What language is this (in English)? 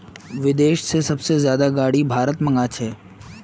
Magahi